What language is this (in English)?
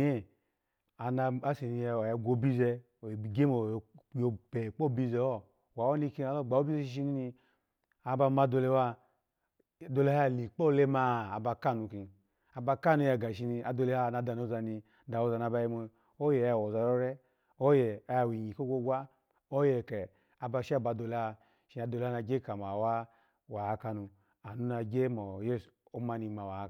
Alago